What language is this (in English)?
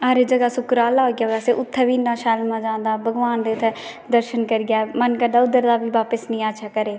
Dogri